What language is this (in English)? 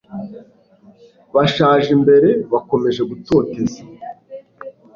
Kinyarwanda